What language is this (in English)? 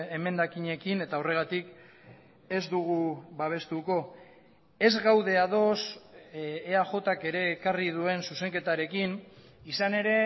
Basque